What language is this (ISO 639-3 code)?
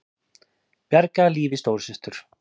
isl